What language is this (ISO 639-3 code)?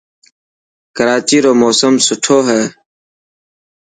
mki